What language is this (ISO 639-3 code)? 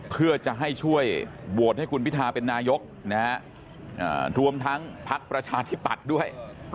tha